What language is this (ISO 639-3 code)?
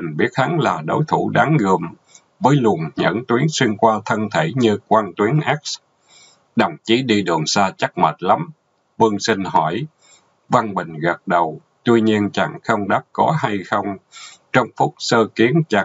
vie